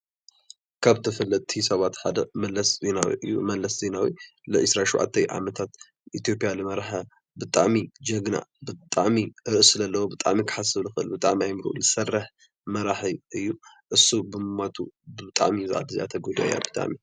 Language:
Tigrinya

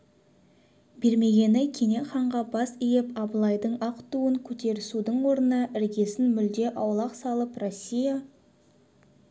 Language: Kazakh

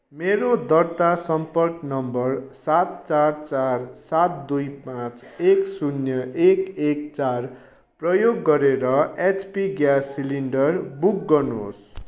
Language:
Nepali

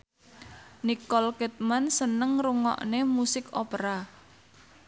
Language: Javanese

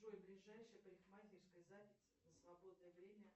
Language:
Russian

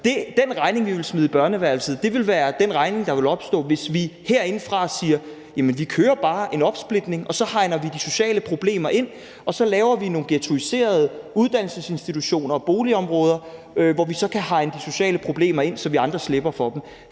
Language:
Danish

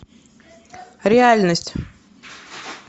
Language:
Russian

